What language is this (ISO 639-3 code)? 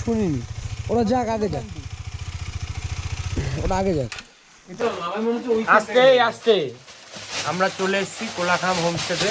eng